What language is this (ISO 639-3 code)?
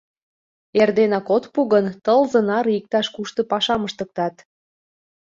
chm